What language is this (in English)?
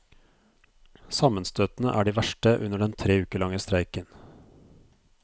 Norwegian